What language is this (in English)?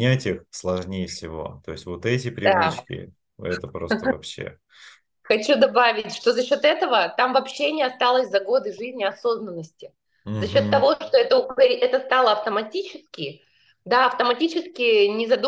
Russian